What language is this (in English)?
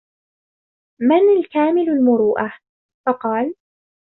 Arabic